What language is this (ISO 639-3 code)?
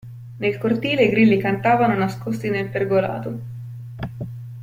ita